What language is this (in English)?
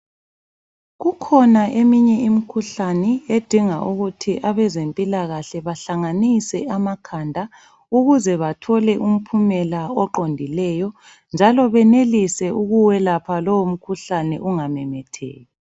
North Ndebele